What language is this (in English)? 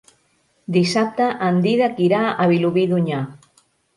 Catalan